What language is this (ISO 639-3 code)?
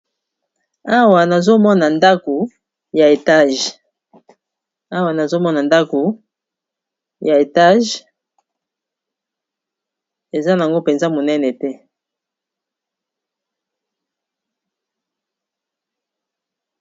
lin